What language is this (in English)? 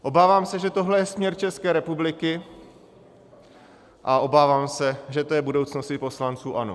Czech